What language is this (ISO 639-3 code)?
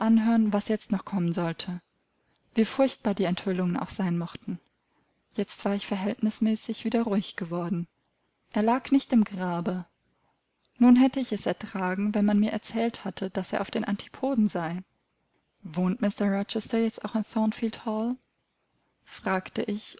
deu